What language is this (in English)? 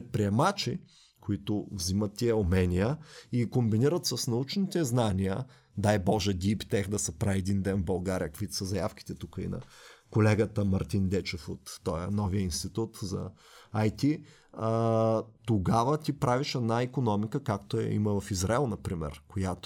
Bulgarian